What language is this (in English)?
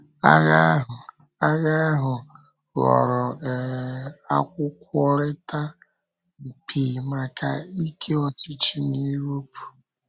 Igbo